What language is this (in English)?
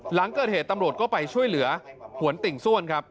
Thai